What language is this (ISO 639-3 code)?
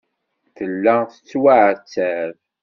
kab